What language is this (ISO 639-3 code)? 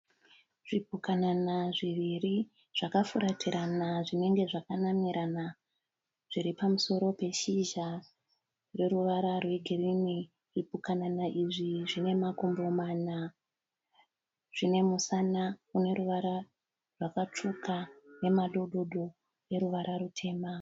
sna